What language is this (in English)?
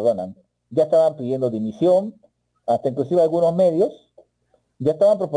Spanish